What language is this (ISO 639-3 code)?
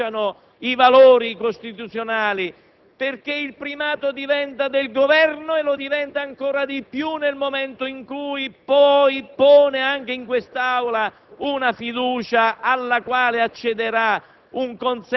ita